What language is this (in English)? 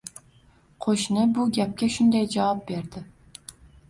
Uzbek